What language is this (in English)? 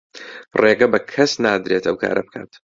Central Kurdish